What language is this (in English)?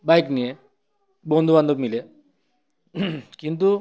Bangla